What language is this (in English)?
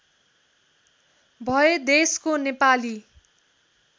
Nepali